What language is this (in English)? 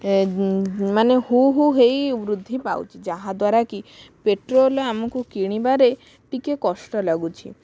Odia